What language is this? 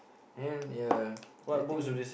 English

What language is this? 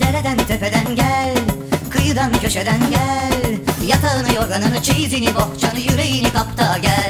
Turkish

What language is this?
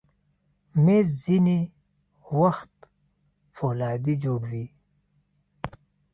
Pashto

